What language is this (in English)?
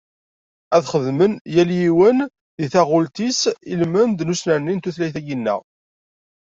Kabyle